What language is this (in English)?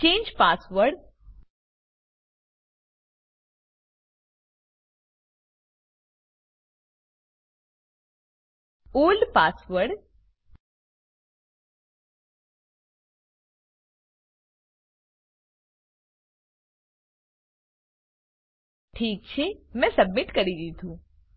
Gujarati